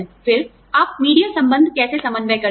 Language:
Hindi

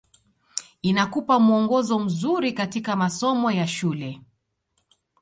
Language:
Swahili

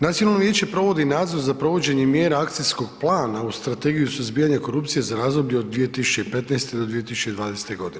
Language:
Croatian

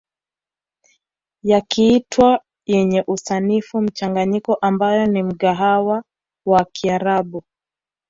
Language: Swahili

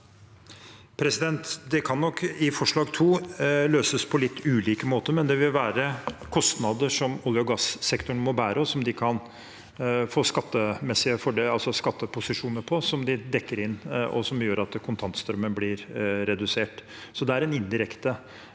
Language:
Norwegian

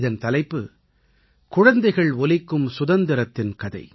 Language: Tamil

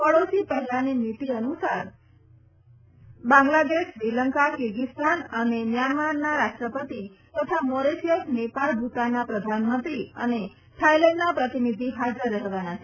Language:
Gujarati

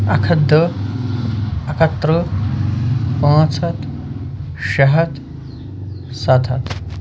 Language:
Kashmiri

